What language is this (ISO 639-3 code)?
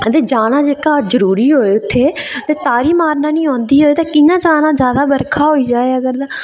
doi